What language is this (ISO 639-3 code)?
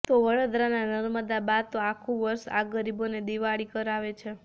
guj